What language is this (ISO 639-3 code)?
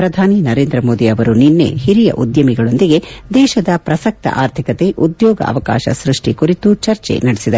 kan